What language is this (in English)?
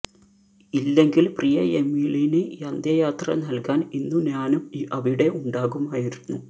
Malayalam